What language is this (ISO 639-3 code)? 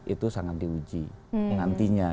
ind